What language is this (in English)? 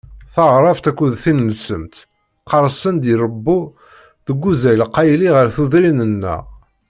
Kabyle